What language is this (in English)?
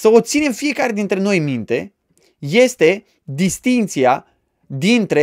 Romanian